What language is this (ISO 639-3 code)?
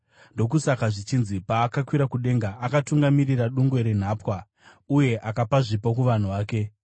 sna